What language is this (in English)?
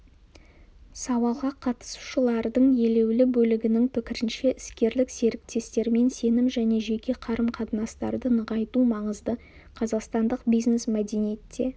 Kazakh